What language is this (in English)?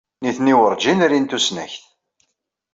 Kabyle